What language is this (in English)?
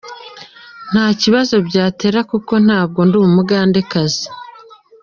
Kinyarwanda